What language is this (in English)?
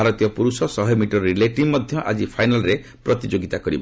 Odia